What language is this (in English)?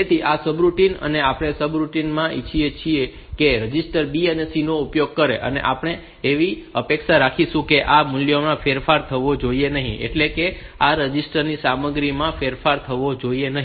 Gujarati